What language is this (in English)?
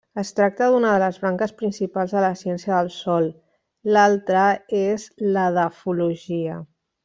Catalan